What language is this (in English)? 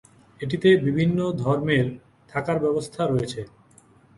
Bangla